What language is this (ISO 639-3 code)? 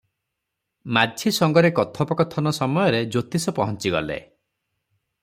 ori